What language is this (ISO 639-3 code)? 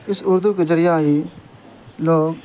urd